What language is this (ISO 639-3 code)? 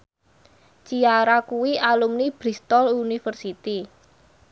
jav